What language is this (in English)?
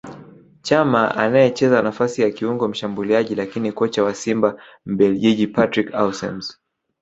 Swahili